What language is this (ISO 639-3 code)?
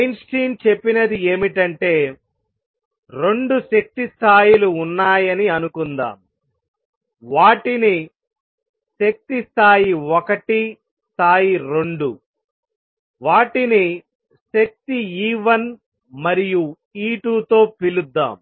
tel